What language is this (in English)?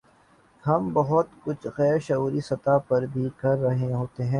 Urdu